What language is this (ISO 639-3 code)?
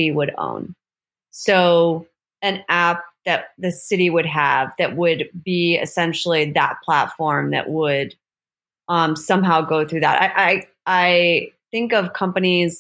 eng